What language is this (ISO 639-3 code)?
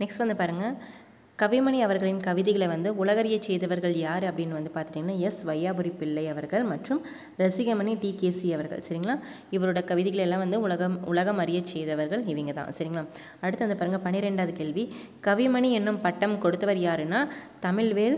tam